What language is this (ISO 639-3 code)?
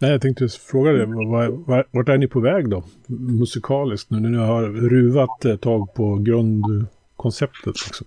swe